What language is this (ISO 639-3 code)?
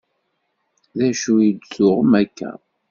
kab